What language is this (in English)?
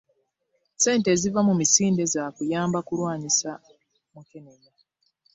Ganda